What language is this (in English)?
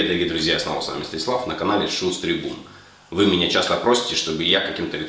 Russian